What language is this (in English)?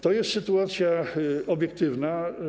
Polish